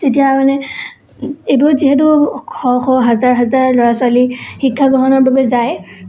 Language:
Assamese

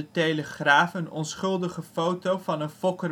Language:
Dutch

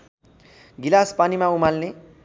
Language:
Nepali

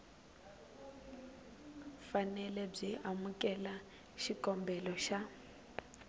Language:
Tsonga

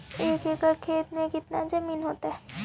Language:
Magahi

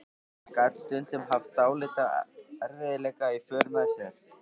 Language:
Icelandic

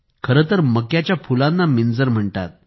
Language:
Marathi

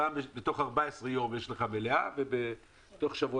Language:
Hebrew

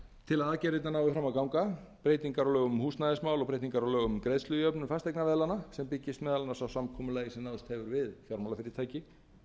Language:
Icelandic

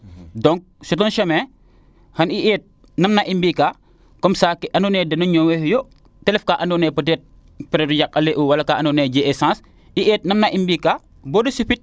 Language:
Serer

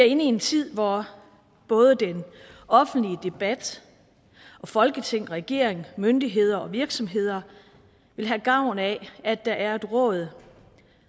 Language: Danish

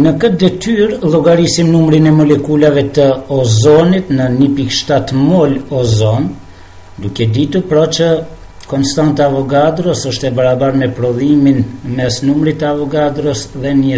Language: Romanian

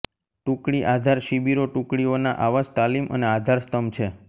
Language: Gujarati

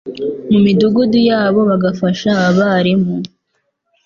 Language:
Kinyarwanda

